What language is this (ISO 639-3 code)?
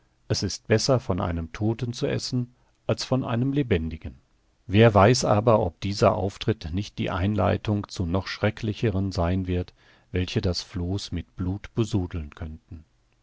deu